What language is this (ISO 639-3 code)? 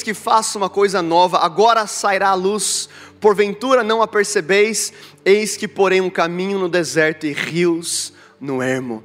por